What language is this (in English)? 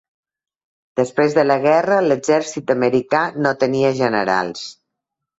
Catalan